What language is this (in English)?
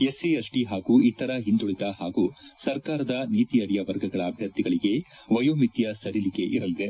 Kannada